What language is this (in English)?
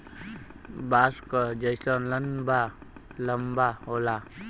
Bhojpuri